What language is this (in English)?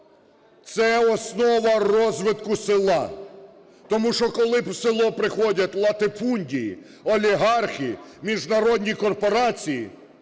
Ukrainian